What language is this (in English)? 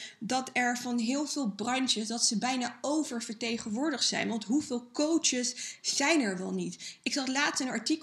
Dutch